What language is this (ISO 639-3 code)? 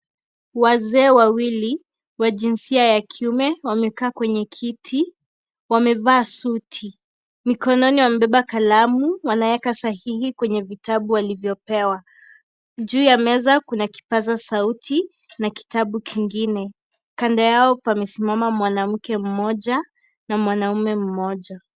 swa